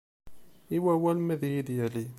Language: Kabyle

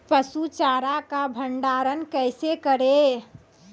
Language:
Maithili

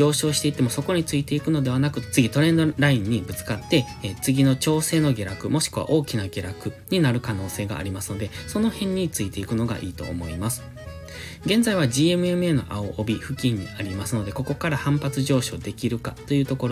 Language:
Japanese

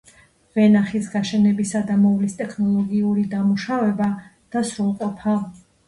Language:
Georgian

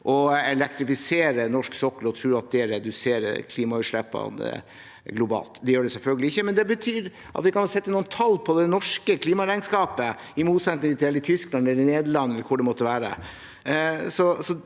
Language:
Norwegian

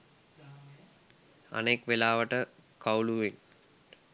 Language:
Sinhala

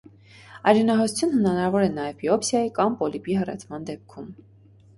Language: Armenian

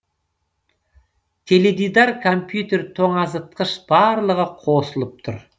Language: Kazakh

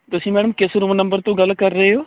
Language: Punjabi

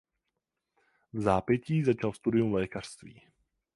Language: Czech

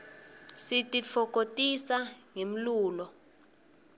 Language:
Swati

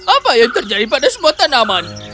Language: Indonesian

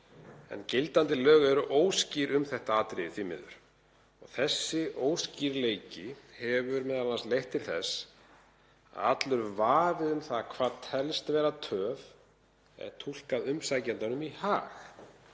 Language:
Icelandic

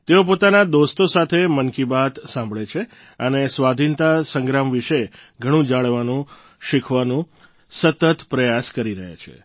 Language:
Gujarati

